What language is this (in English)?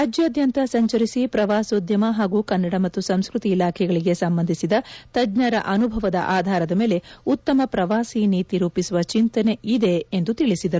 Kannada